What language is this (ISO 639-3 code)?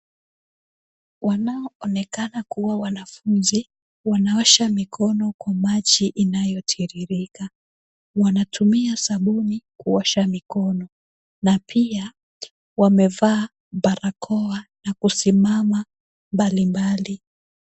swa